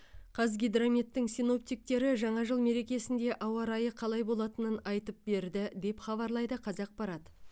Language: Kazakh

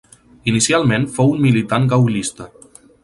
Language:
Catalan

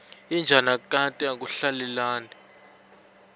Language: Swati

